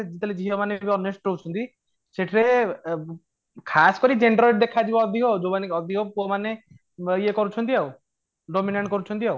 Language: Odia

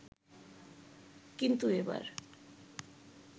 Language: Bangla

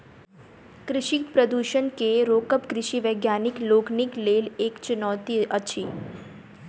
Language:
Maithili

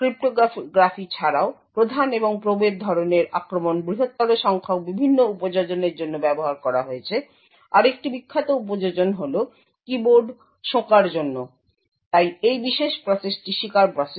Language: Bangla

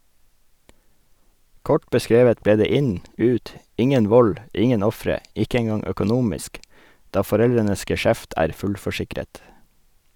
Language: Norwegian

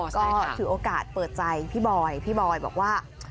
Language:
Thai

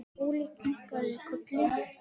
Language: Icelandic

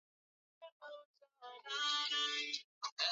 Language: Swahili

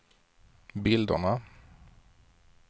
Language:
Swedish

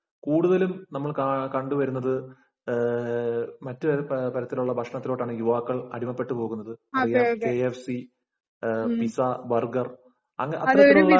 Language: Malayalam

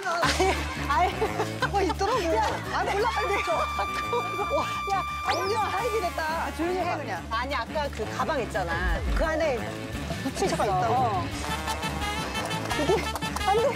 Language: Korean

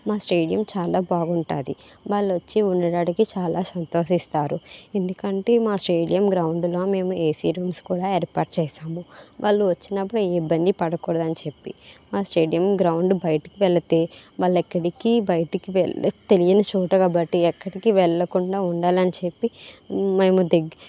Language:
Telugu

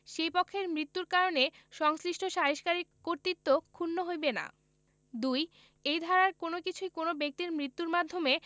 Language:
Bangla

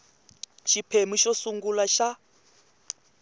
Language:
Tsonga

